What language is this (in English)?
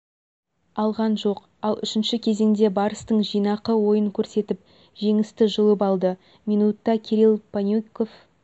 Kazakh